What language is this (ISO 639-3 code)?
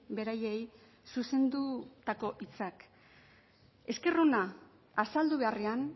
eus